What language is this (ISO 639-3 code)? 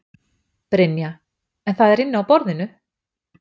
isl